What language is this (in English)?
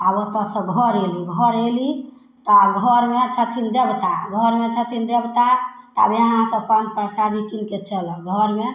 Maithili